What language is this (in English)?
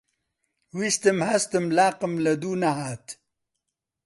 Central Kurdish